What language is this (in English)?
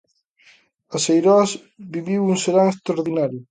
Galician